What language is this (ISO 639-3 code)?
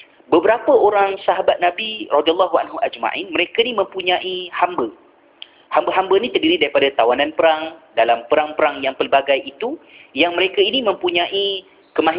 msa